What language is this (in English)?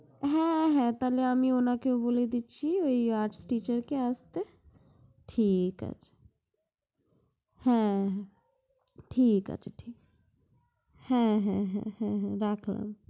Bangla